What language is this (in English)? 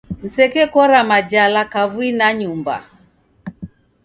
Taita